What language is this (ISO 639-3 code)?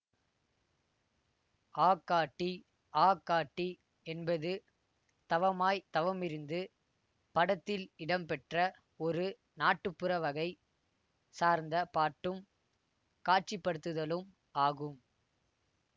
tam